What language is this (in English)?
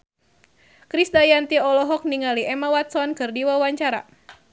Sundanese